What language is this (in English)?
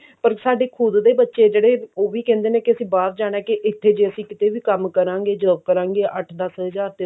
Punjabi